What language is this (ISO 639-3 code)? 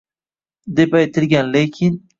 uzb